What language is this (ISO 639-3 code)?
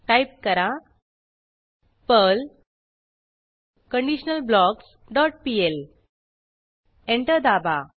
mar